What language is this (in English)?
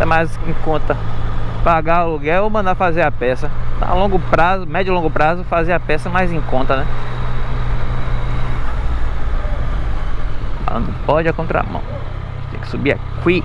Portuguese